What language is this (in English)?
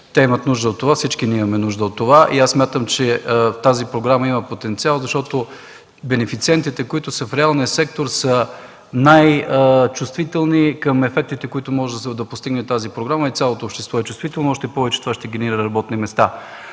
Bulgarian